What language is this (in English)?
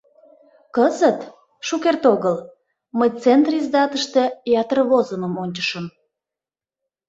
Mari